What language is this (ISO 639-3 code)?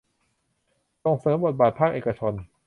tha